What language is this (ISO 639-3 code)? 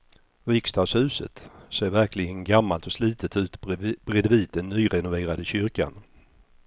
swe